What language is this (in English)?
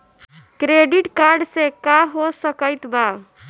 Bhojpuri